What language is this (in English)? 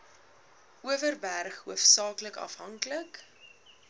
Afrikaans